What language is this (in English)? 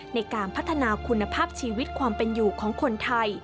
Thai